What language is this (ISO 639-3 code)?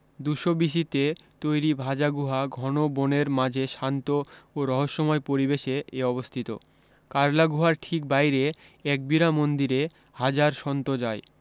ben